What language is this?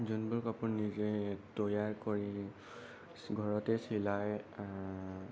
Assamese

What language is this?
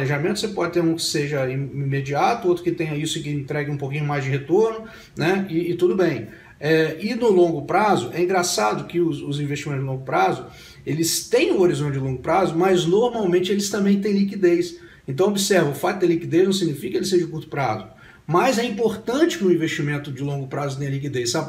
Portuguese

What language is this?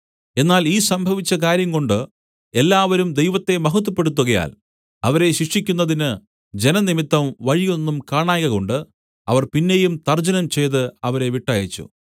Malayalam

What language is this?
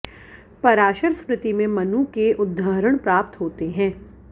Sanskrit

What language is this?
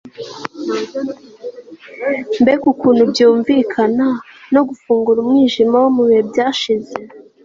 Kinyarwanda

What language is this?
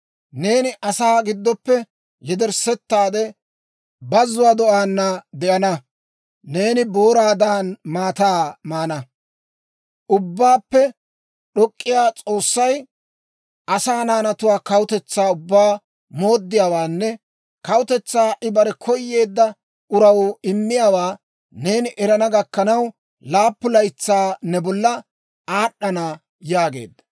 Dawro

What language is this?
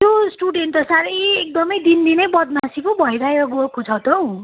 Nepali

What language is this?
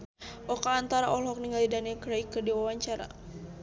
Sundanese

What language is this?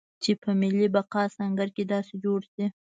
Pashto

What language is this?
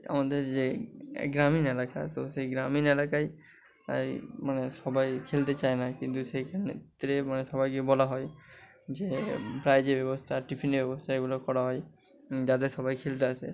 Bangla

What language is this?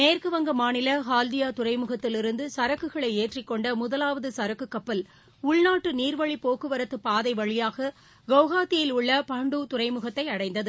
Tamil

